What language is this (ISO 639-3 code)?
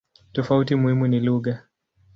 swa